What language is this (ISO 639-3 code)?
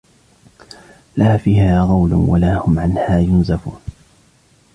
ara